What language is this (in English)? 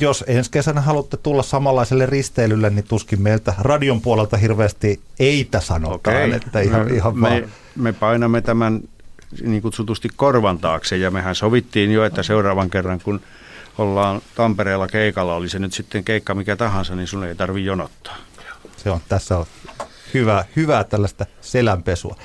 Finnish